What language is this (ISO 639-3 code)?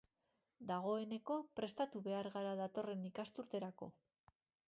eus